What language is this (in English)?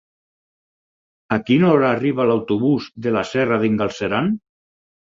Catalan